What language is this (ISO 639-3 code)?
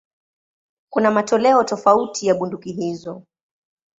swa